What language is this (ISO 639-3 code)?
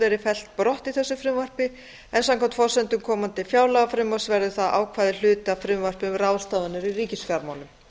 isl